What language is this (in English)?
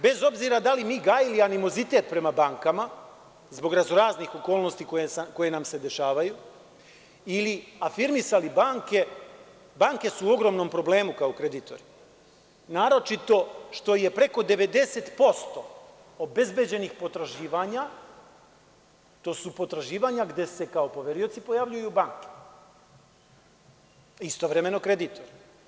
Serbian